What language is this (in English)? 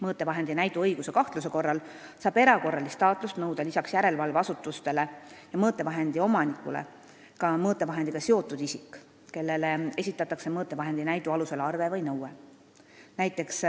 Estonian